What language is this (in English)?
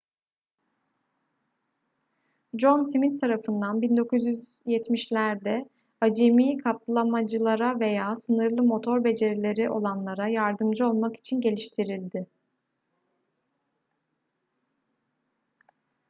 Turkish